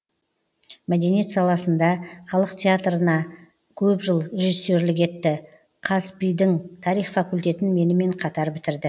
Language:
Kazakh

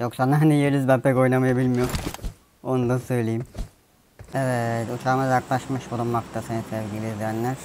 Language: Turkish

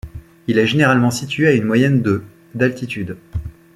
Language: French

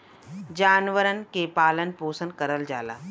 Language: Bhojpuri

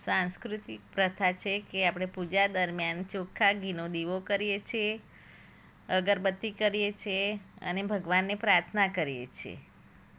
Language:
Gujarati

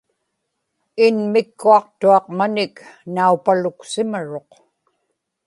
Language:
Inupiaq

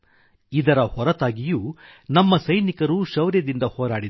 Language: Kannada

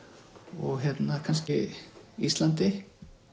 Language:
Icelandic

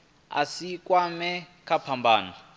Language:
Venda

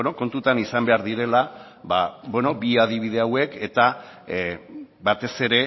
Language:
Basque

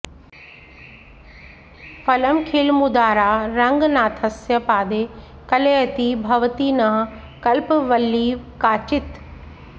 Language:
Sanskrit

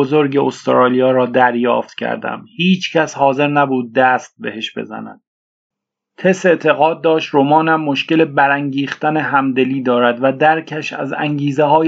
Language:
Persian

